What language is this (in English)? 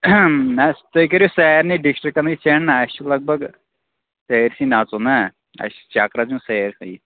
Kashmiri